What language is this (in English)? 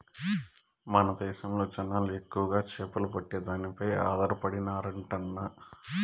Telugu